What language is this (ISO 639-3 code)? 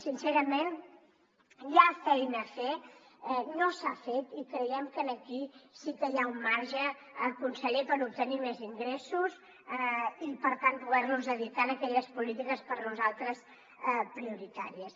cat